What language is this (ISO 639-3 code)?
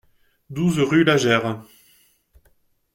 fra